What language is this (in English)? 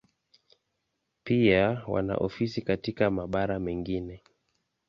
Swahili